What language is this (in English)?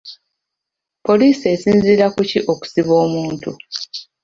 Ganda